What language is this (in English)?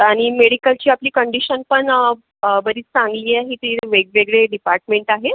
Marathi